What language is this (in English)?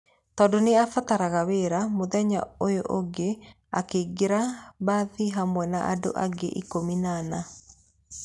Kikuyu